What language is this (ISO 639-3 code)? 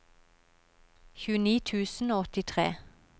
nor